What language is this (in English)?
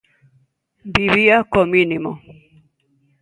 Galician